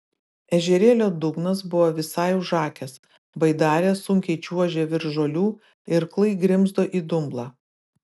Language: Lithuanian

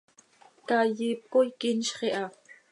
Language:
Seri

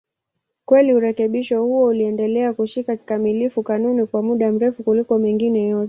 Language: Swahili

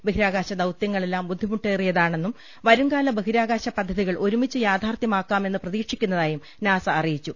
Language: Malayalam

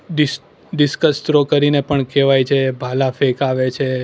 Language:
Gujarati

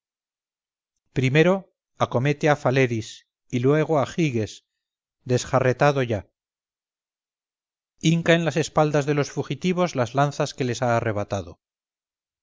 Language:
Spanish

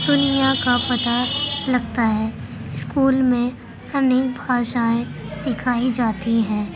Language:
Urdu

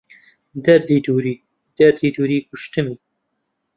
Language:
Central Kurdish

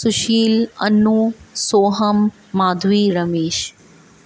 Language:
Sindhi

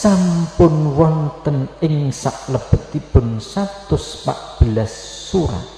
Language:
Indonesian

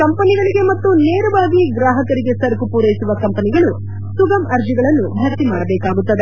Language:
Kannada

